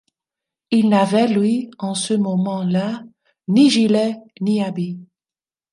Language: French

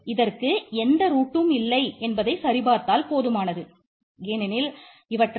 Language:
Tamil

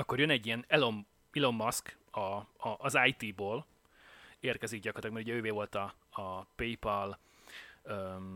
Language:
Hungarian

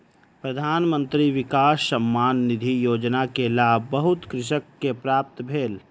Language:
Maithili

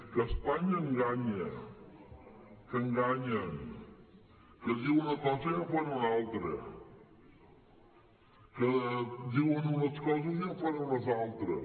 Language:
Catalan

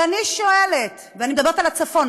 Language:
Hebrew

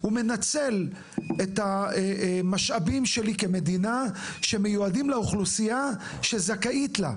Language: Hebrew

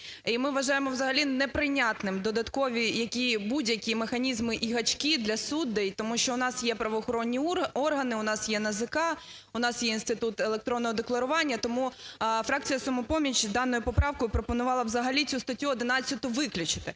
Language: Ukrainian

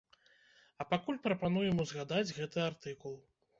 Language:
Belarusian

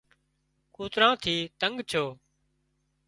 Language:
Wadiyara Koli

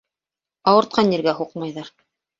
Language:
Bashkir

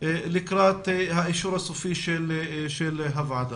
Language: Hebrew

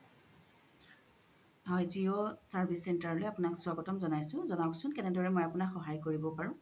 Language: Assamese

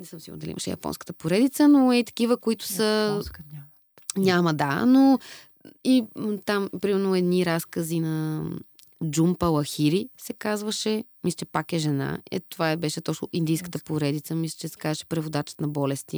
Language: Bulgarian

